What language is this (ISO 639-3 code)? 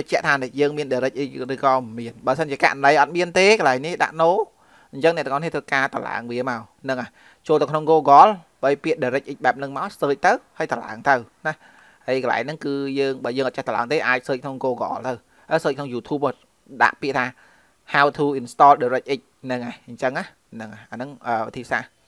vie